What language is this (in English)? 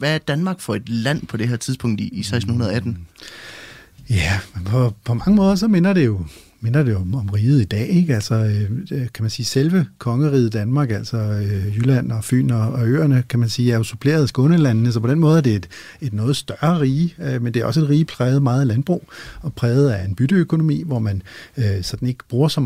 Danish